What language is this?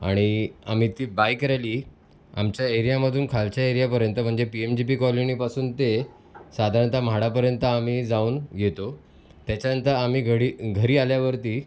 Marathi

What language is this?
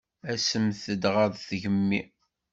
Kabyle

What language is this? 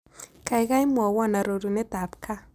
Kalenjin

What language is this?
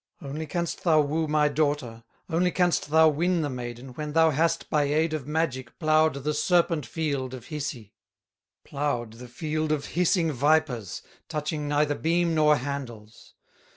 English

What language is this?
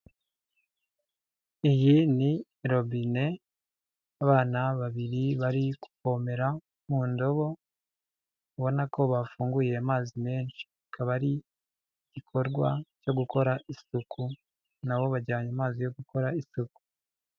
Kinyarwanda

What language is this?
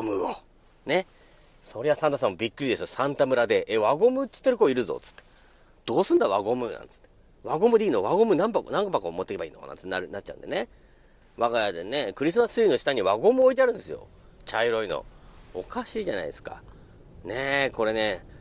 Japanese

